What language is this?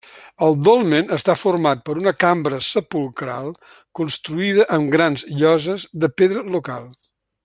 Catalan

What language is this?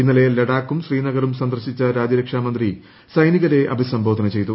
Malayalam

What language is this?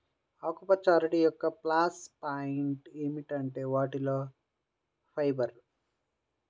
Telugu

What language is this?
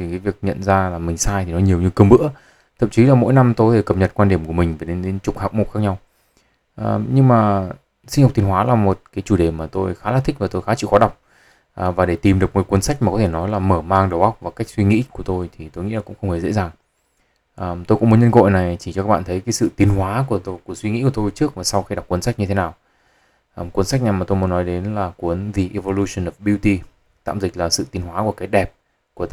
Vietnamese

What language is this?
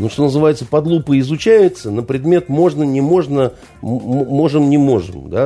Russian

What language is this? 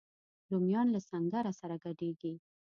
Pashto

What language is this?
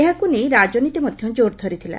Odia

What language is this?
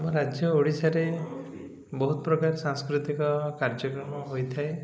Odia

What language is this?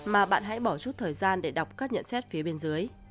Vietnamese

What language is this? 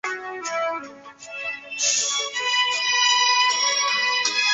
Chinese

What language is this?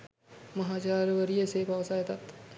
Sinhala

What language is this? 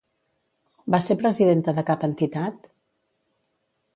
Catalan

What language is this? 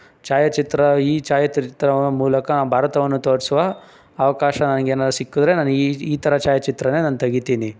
Kannada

